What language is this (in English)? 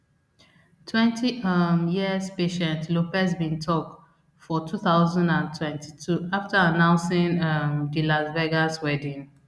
Nigerian Pidgin